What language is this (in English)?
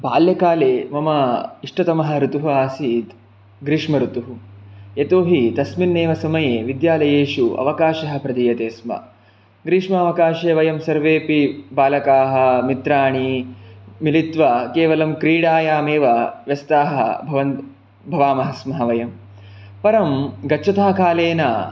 Sanskrit